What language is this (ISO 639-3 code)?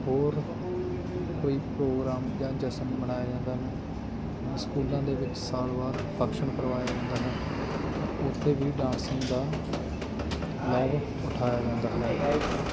pan